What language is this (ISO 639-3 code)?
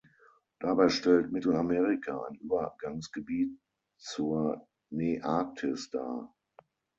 deu